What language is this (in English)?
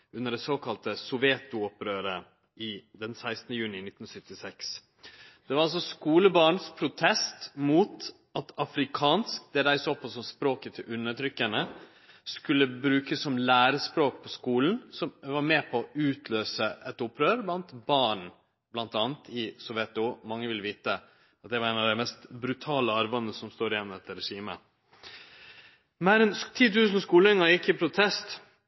Norwegian Nynorsk